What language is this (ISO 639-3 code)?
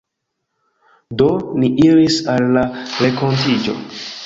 epo